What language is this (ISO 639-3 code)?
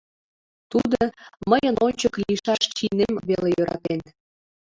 chm